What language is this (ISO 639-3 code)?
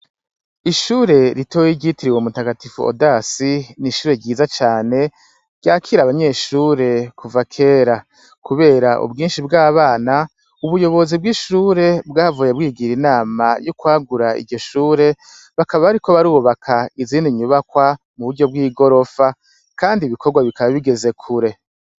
run